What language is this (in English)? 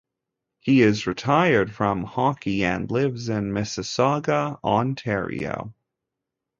English